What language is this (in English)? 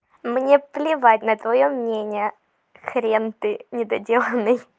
Russian